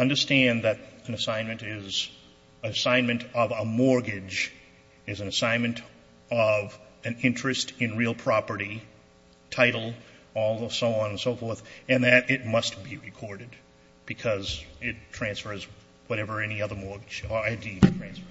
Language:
English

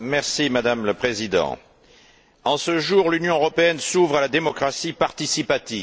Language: French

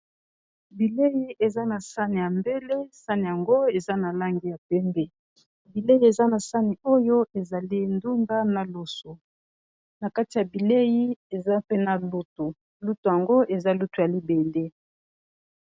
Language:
Lingala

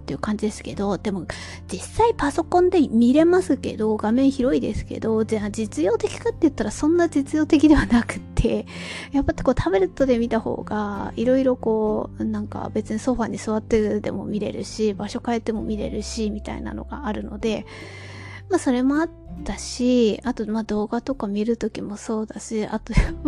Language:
Japanese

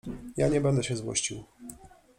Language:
Polish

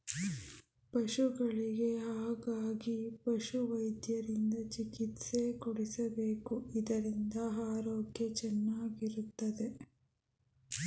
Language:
Kannada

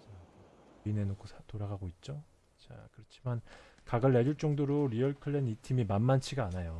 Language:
Korean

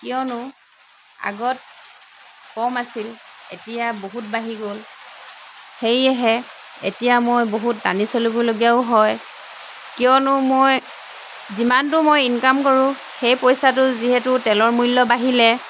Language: Assamese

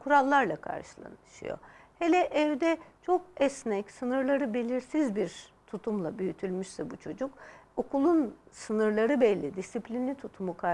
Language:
Turkish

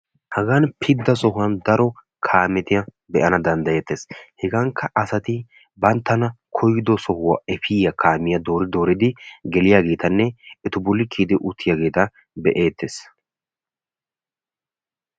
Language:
Wolaytta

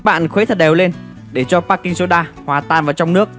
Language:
Vietnamese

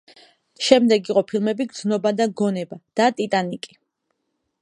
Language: Georgian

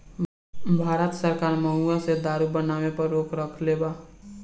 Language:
Bhojpuri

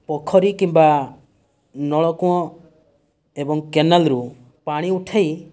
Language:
Odia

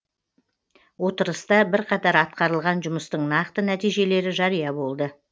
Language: Kazakh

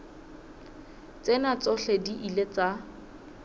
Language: Southern Sotho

